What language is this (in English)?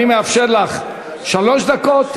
Hebrew